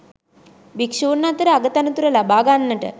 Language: Sinhala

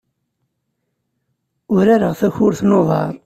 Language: Kabyle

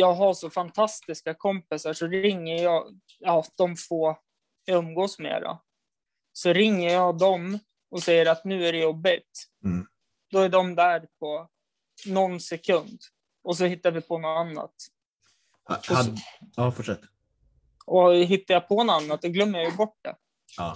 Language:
Swedish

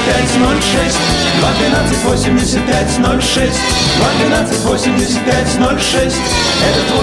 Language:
Russian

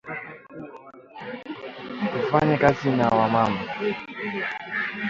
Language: Swahili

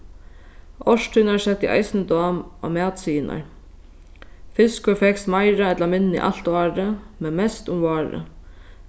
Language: Faroese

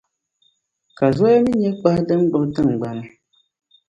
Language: Dagbani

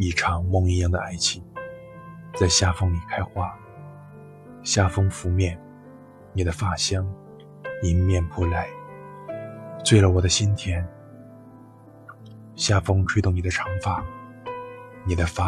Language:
Chinese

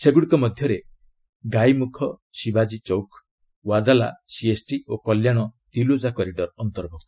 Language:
Odia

